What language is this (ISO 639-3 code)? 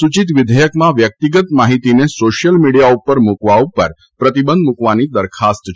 guj